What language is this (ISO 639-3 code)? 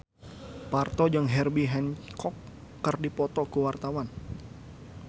sun